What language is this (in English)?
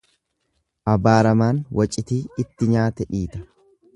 Oromo